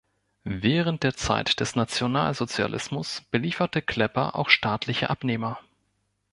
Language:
German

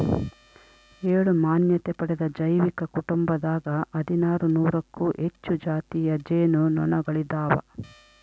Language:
Kannada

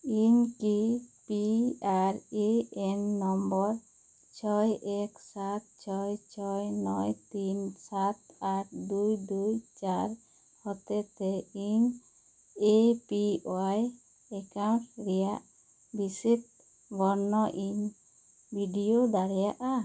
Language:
Santali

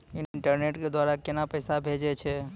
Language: Maithili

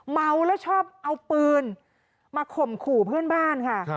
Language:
Thai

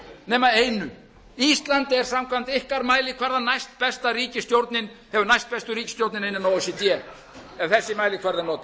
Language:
Icelandic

